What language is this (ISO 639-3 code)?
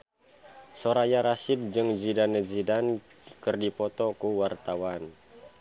sun